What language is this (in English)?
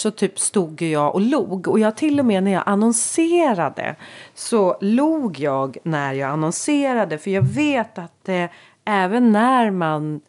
Swedish